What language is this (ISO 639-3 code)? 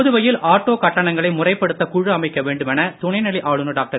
tam